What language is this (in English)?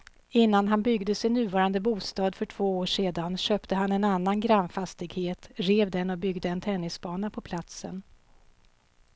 Swedish